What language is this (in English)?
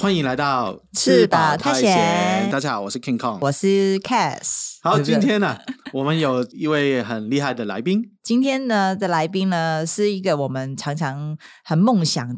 Chinese